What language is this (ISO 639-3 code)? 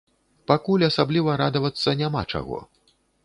bel